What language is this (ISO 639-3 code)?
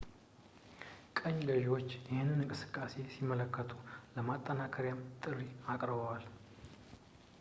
amh